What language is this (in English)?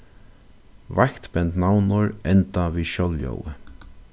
Faroese